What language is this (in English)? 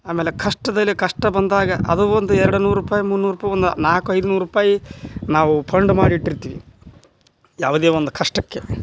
Kannada